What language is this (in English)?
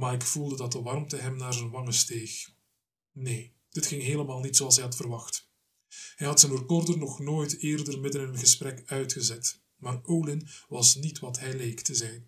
Dutch